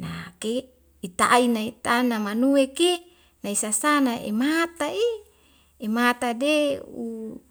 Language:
Wemale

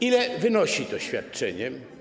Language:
Polish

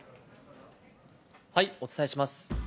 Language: Japanese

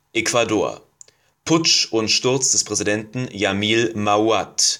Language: German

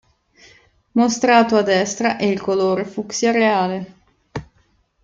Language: Italian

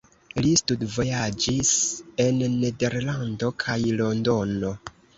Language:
Esperanto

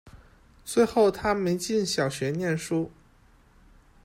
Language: Chinese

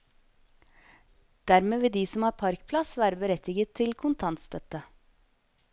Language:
Norwegian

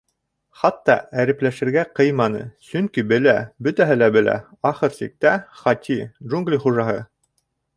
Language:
Bashkir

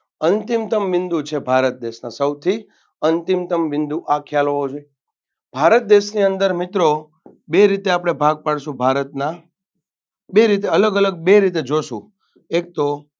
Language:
Gujarati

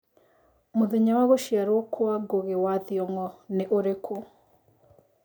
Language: Kikuyu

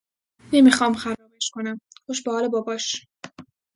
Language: Persian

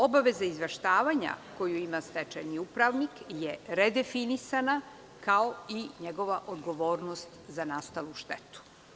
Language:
Serbian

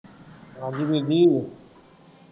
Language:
Punjabi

